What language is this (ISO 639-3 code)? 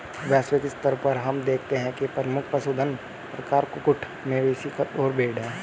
hin